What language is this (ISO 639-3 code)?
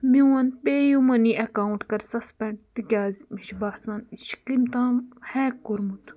kas